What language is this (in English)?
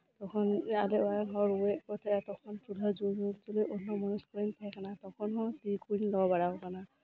Santali